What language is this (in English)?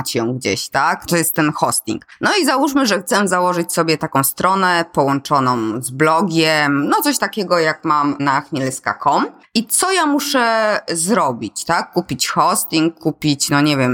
Polish